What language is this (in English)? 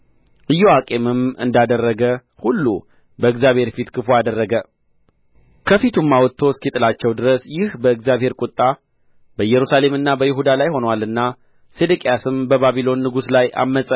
Amharic